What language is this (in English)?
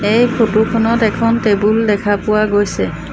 Assamese